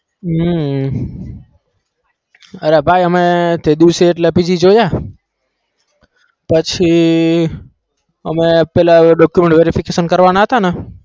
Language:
Gujarati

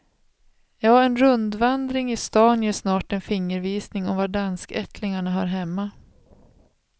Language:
Swedish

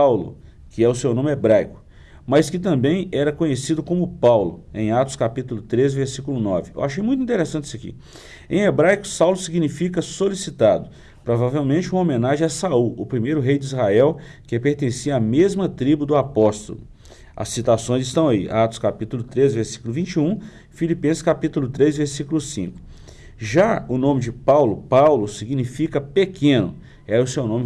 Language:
Portuguese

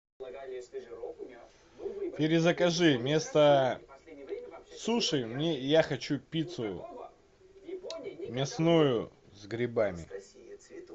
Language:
Russian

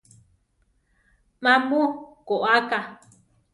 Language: Central Tarahumara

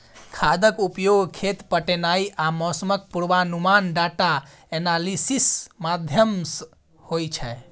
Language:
Maithili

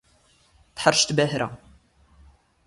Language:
Standard Moroccan Tamazight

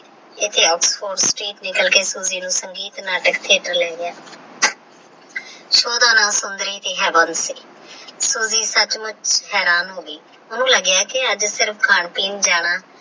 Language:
Punjabi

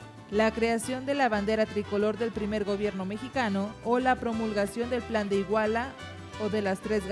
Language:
Spanish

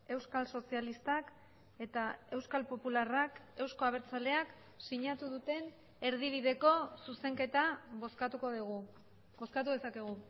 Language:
Basque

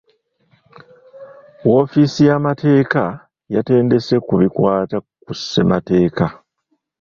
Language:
Ganda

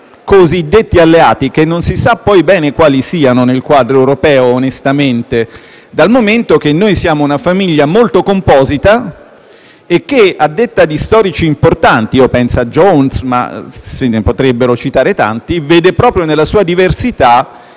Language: Italian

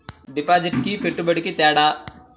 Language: Telugu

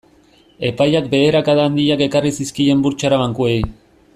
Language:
Basque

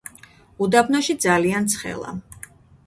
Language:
Georgian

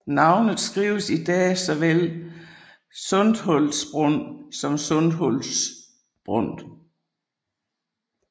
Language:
Danish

